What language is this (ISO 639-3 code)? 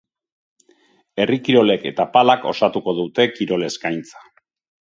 eus